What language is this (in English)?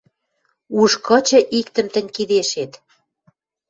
Western Mari